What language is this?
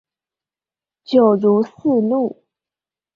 Chinese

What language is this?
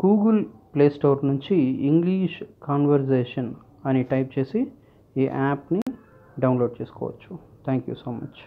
Hindi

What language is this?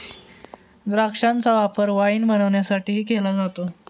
Marathi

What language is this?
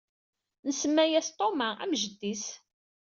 Kabyle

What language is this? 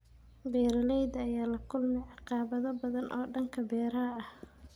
Somali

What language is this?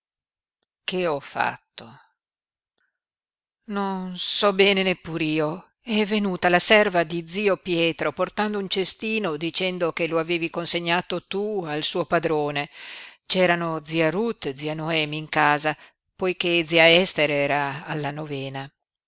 Italian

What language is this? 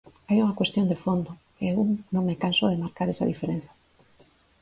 Galician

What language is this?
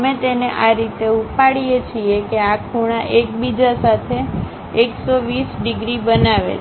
Gujarati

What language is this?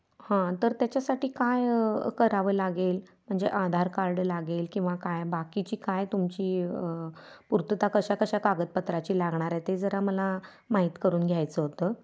Marathi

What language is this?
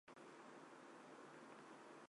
Chinese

